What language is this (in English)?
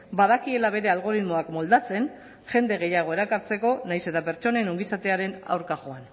Basque